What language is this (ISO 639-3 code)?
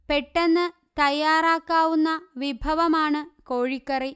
mal